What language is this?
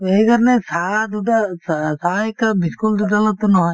Assamese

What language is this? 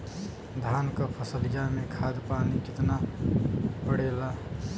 Bhojpuri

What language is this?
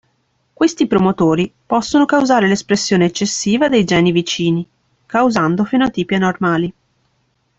Italian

